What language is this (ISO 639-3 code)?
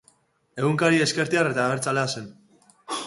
eus